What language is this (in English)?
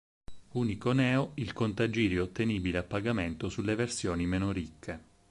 Italian